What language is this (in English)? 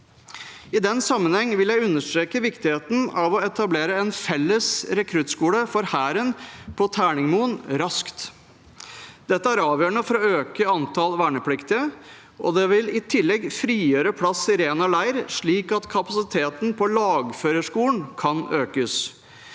Norwegian